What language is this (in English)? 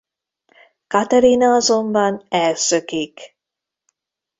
Hungarian